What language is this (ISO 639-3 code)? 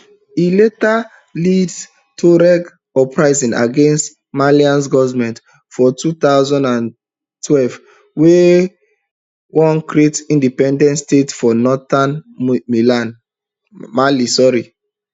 pcm